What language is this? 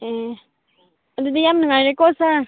Manipuri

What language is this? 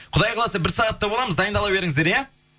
Kazakh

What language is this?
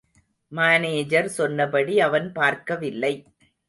Tamil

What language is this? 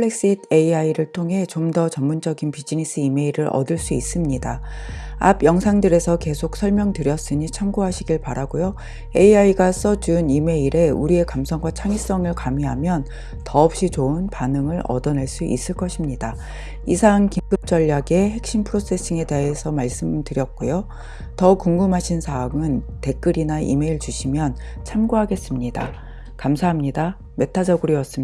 Korean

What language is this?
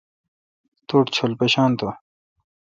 Kalkoti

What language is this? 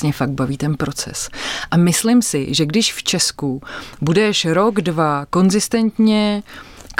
Czech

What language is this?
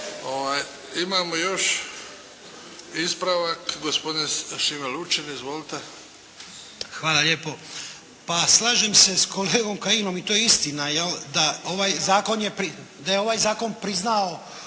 Croatian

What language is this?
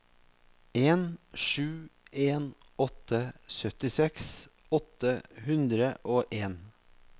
Norwegian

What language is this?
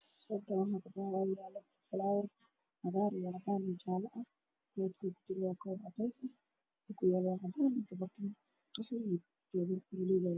Somali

